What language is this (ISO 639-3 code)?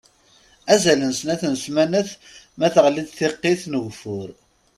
kab